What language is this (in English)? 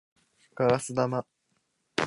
Japanese